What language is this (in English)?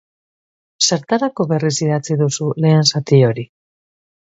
Basque